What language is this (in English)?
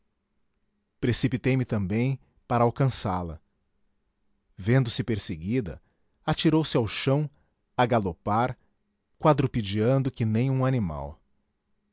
Portuguese